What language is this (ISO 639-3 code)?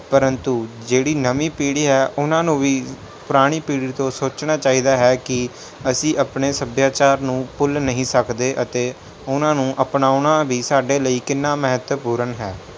pan